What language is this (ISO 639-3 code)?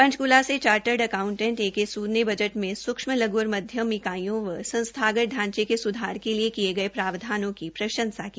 hin